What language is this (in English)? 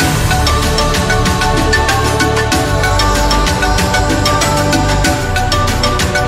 Indonesian